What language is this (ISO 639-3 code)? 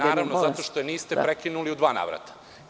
srp